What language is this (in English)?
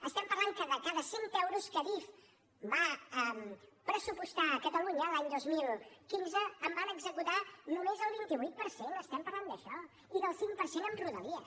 Catalan